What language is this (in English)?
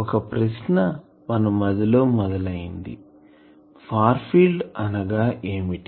Telugu